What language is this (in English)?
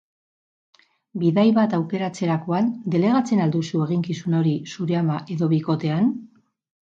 Basque